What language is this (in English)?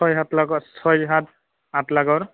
Assamese